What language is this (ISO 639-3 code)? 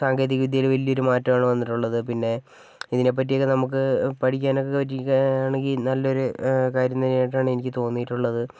mal